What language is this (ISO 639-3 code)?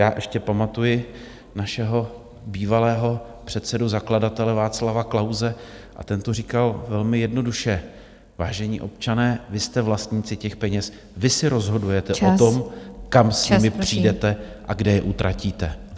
ces